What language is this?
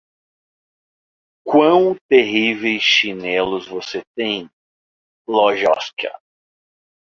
Portuguese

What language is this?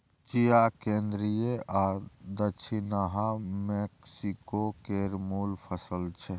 Maithili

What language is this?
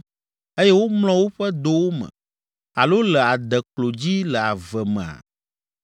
Ewe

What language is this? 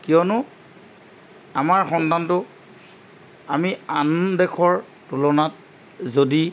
Assamese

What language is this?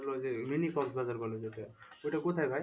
Bangla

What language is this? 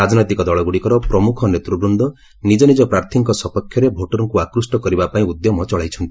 Odia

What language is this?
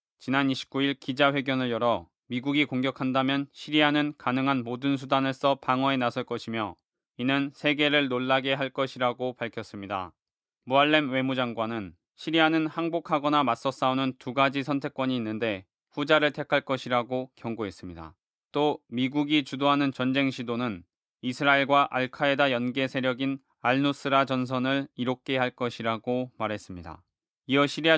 Korean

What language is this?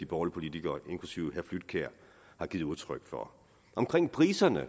Danish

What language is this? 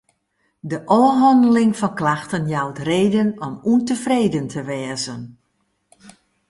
Western Frisian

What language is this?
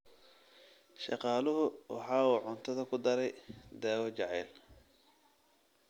Somali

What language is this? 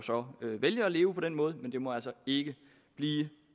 Danish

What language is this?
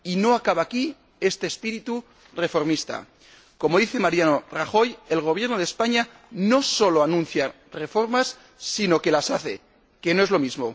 Spanish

